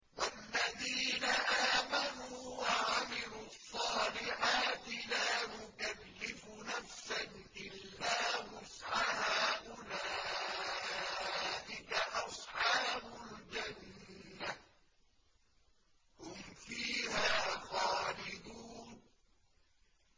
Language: Arabic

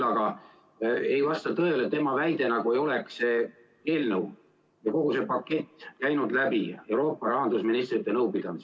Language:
Estonian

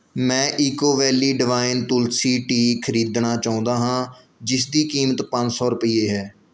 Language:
Punjabi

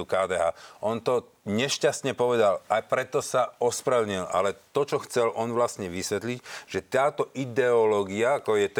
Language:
Slovak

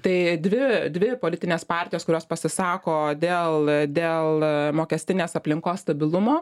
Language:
Lithuanian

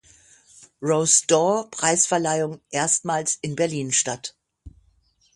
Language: German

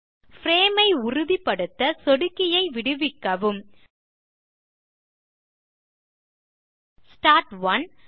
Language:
Tamil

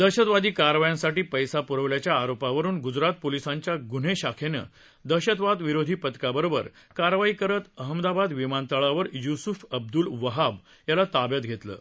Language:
Marathi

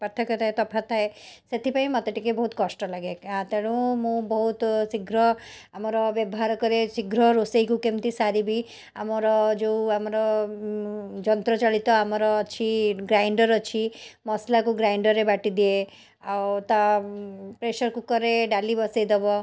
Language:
Odia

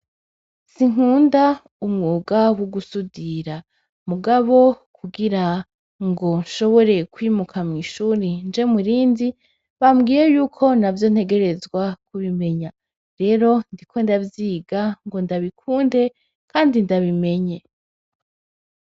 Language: Rundi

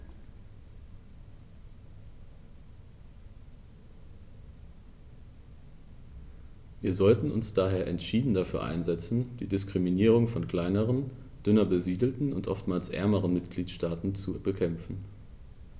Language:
German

